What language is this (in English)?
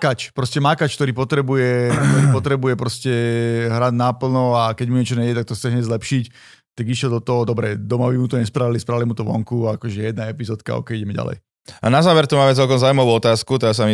Slovak